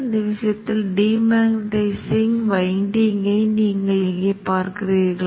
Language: Tamil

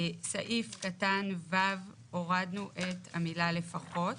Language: Hebrew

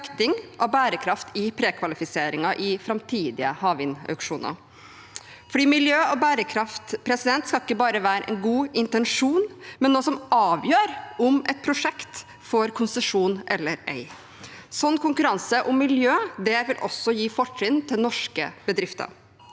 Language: Norwegian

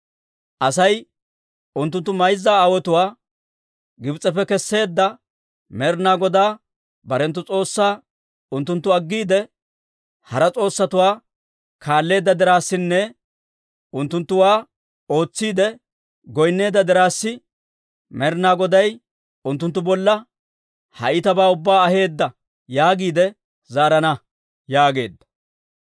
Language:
Dawro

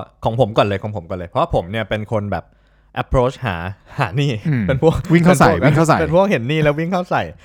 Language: Thai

